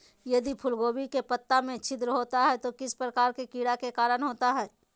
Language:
Magahi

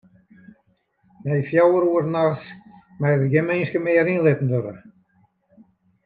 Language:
Western Frisian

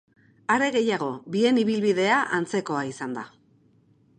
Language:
Basque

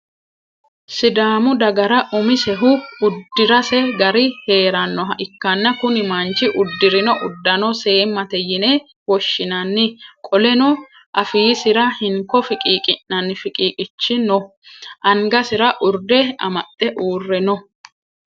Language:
Sidamo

